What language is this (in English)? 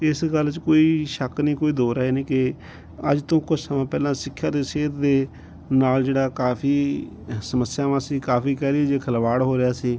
Punjabi